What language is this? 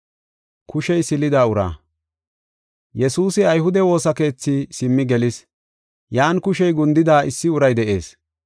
Gofa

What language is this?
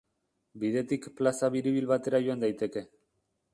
Basque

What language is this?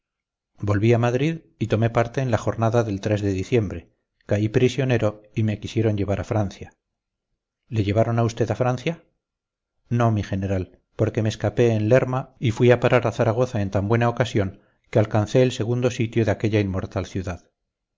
Spanish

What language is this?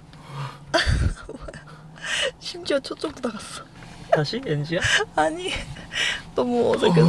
Korean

